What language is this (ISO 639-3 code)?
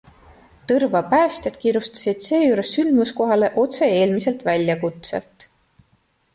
est